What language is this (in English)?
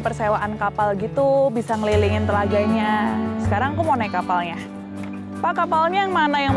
Indonesian